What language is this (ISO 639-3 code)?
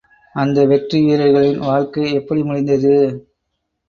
tam